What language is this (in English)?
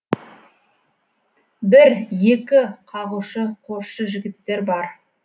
Kazakh